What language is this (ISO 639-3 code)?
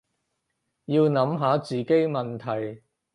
yue